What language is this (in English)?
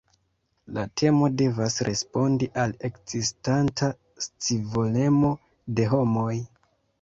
Esperanto